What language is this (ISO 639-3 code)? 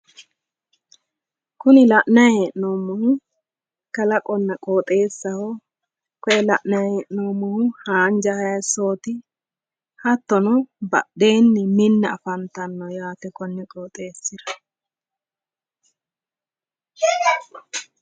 sid